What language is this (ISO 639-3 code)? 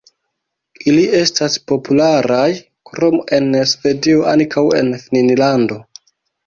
epo